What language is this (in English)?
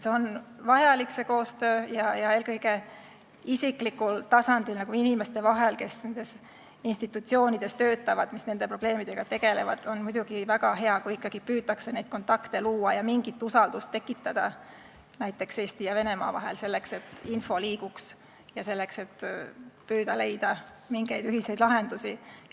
Estonian